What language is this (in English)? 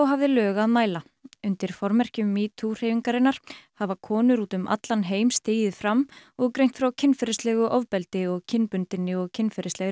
Icelandic